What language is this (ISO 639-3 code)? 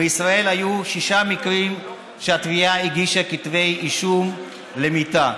heb